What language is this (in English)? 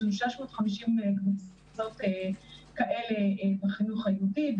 Hebrew